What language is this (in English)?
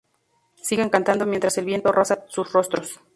Spanish